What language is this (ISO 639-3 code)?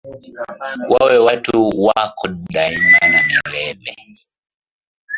swa